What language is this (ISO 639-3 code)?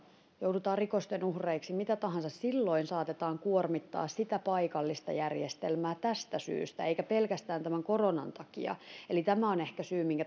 fin